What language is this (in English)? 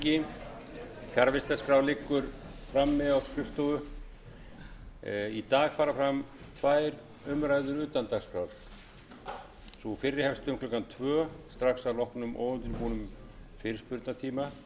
Icelandic